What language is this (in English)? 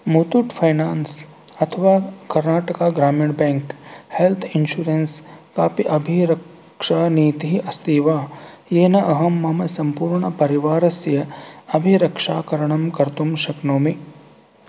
Sanskrit